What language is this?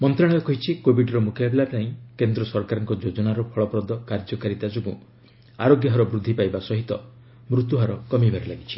Odia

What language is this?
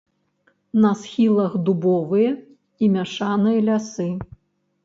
Belarusian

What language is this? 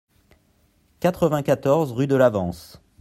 French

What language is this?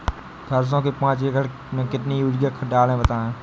Hindi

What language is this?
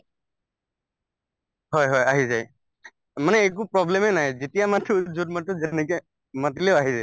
Assamese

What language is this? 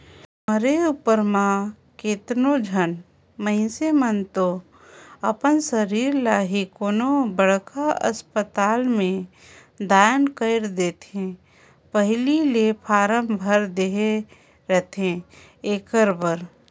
Chhattisgarhi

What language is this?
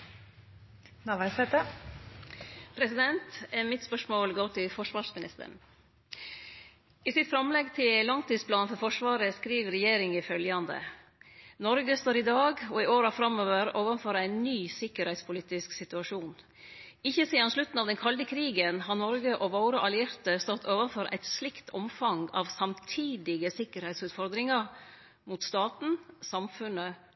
Norwegian Nynorsk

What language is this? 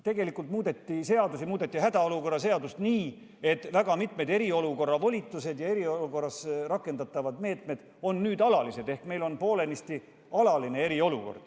Estonian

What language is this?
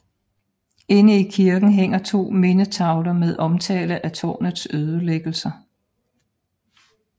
Danish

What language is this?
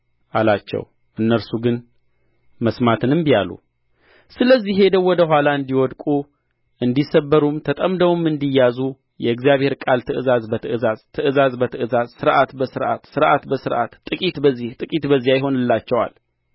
Amharic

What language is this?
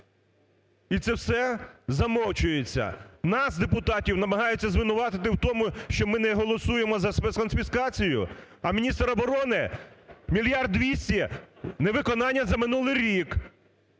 Ukrainian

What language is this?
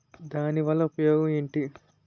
Telugu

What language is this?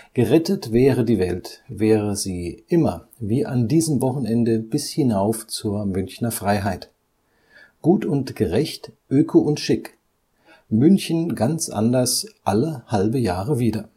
German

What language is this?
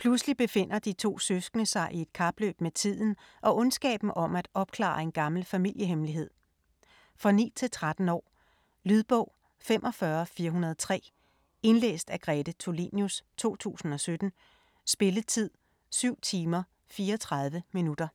Danish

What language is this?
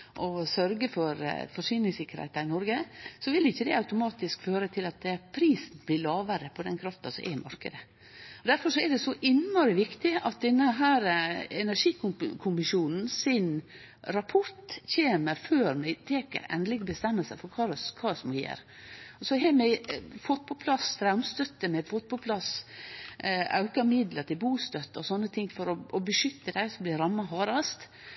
Norwegian Nynorsk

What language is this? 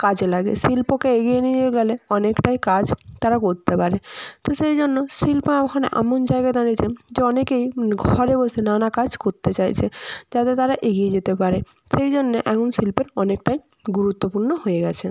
Bangla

